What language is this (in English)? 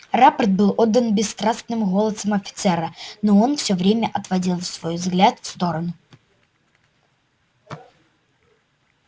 Russian